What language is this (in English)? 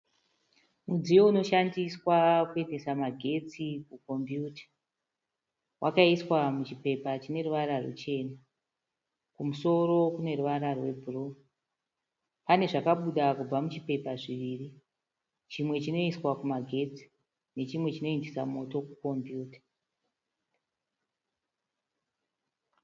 Shona